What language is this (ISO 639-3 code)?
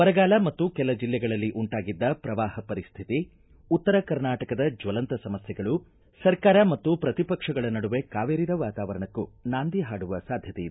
kan